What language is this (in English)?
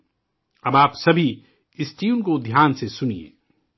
Urdu